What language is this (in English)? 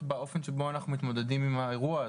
Hebrew